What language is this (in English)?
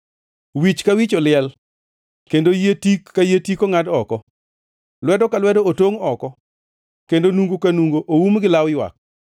Luo (Kenya and Tanzania)